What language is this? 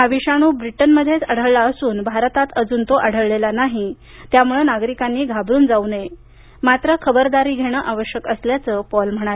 Marathi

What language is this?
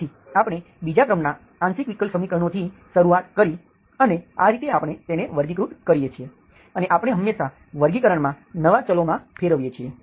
Gujarati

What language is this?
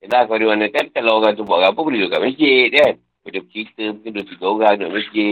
Malay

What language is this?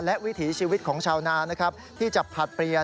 Thai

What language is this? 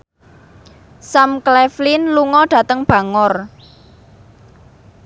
Javanese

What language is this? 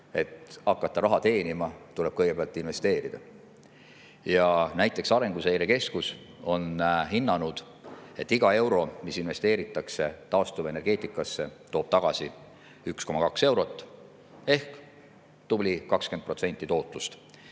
Estonian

